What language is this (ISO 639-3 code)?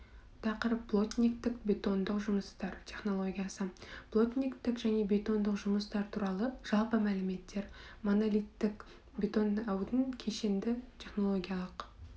kaz